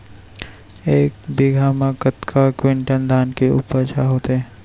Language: Chhattisgarhi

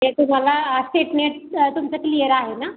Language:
Marathi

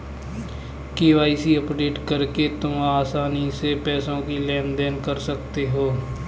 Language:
Hindi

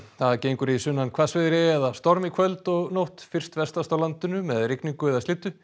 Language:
Icelandic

